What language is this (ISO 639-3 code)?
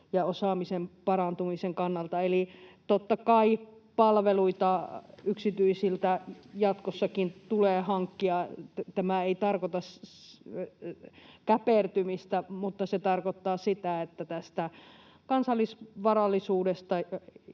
fin